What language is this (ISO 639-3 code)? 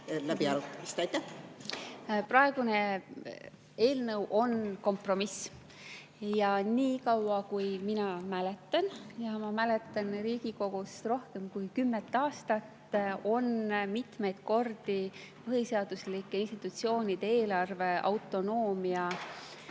est